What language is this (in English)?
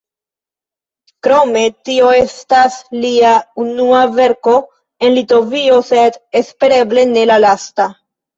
Esperanto